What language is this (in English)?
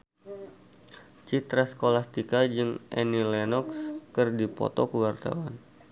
Sundanese